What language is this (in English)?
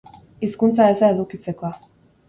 Basque